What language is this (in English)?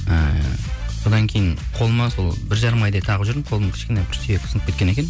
Kazakh